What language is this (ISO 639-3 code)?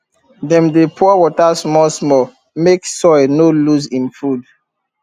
pcm